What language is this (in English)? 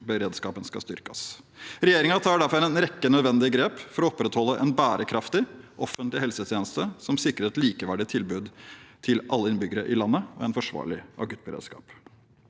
Norwegian